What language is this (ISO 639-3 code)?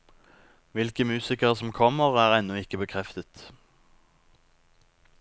nor